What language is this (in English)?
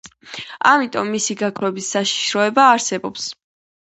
Georgian